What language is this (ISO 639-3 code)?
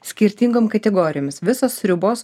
lit